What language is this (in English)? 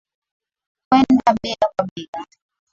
Swahili